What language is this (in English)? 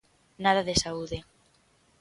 Galician